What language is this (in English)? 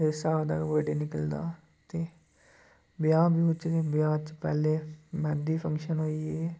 Dogri